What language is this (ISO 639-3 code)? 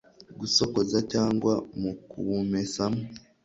kin